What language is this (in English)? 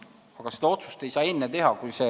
Estonian